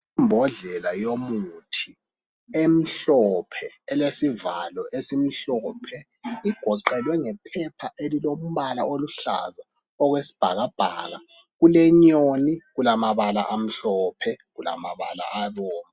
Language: North Ndebele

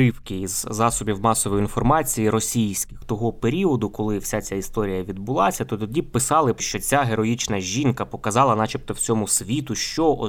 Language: Ukrainian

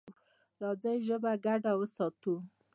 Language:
Pashto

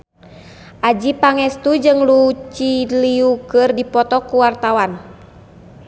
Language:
Sundanese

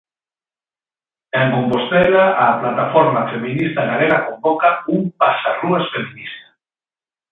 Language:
Galician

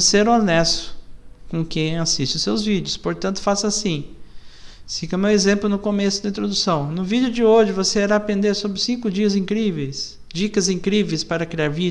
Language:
Portuguese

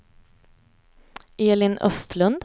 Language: Swedish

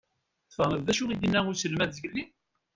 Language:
Kabyle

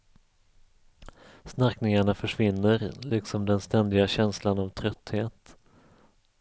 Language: Swedish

